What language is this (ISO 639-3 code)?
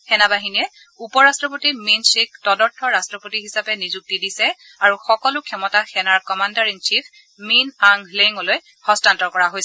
asm